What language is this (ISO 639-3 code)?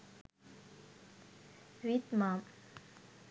sin